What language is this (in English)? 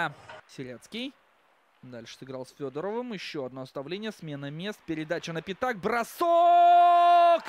Russian